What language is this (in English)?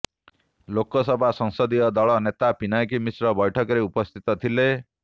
Odia